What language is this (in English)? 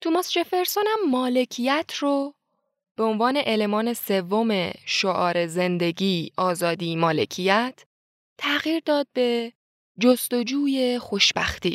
Persian